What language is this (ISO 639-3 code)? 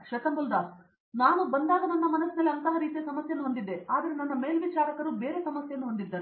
kan